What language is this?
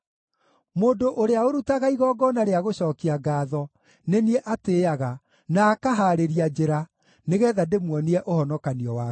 Kikuyu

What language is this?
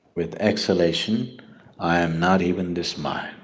English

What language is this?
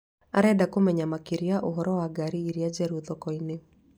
Kikuyu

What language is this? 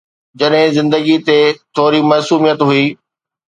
Sindhi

